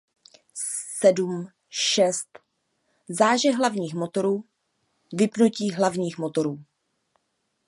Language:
Czech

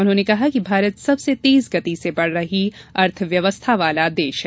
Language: Hindi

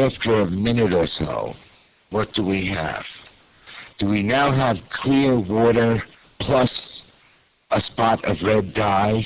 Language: English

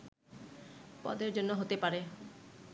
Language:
Bangla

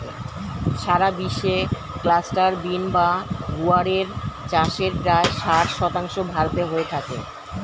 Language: Bangla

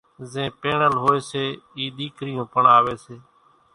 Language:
Kachi Koli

